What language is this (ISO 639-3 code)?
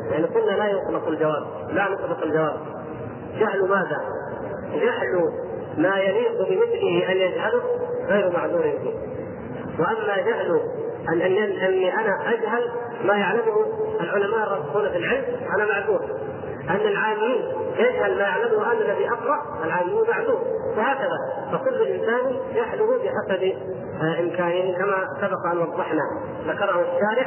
ara